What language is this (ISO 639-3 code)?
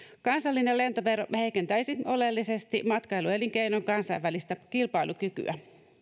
fin